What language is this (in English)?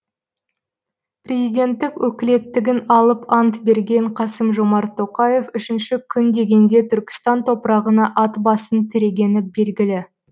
Kazakh